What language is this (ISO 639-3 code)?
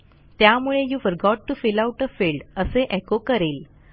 mar